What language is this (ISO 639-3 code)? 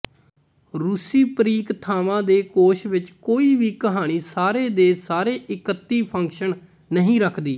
pan